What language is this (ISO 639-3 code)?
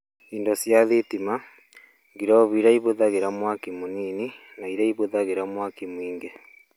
kik